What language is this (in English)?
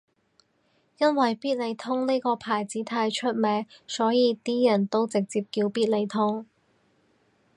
Cantonese